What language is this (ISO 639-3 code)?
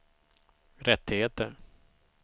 swe